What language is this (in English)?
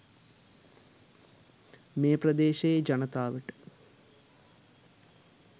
Sinhala